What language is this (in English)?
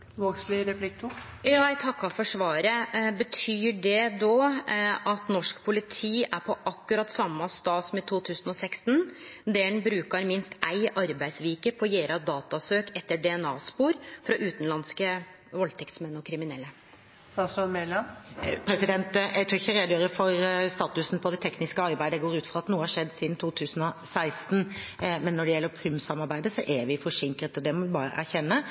Norwegian Nynorsk